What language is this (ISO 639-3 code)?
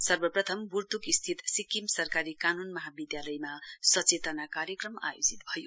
nep